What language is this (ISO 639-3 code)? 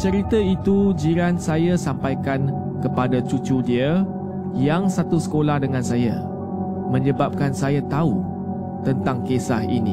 msa